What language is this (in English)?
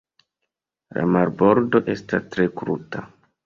Esperanto